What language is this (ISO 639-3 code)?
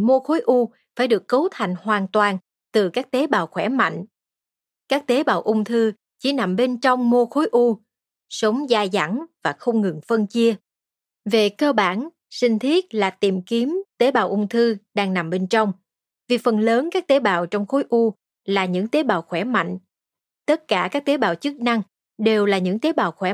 vie